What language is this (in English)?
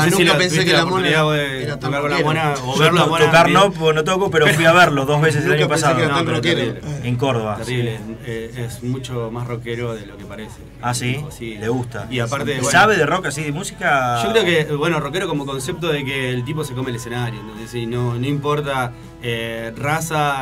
Spanish